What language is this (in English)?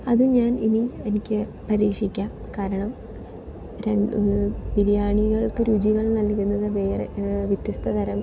Malayalam